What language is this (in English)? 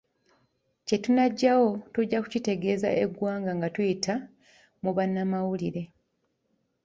Ganda